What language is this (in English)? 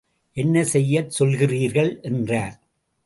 Tamil